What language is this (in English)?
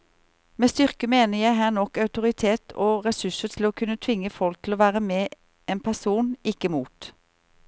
Norwegian